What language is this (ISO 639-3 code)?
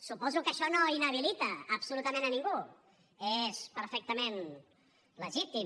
cat